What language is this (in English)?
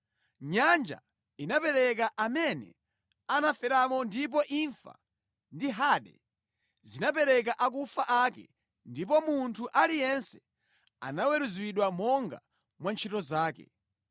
Nyanja